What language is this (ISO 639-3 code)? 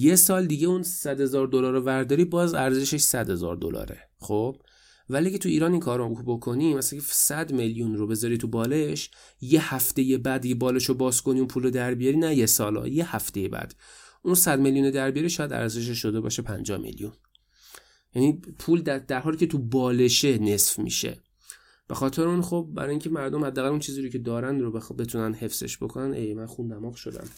fas